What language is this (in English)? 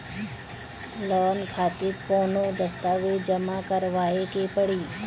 Bhojpuri